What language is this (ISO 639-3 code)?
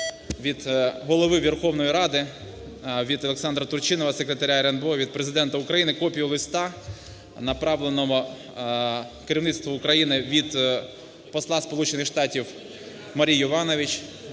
ukr